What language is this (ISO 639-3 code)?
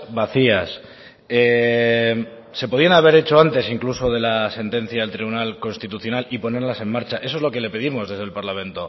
spa